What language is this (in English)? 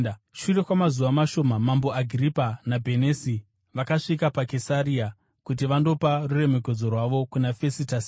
Shona